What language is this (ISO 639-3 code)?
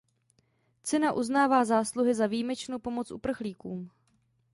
ces